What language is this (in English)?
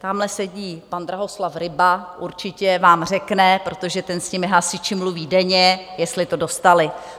Czech